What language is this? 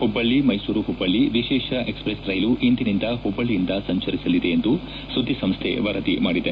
Kannada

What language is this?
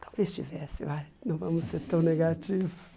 Portuguese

